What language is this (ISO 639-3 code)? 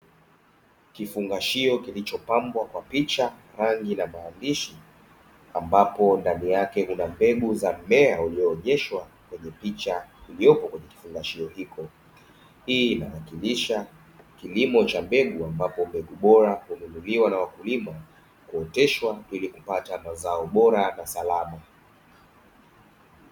swa